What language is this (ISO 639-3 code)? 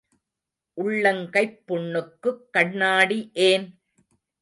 tam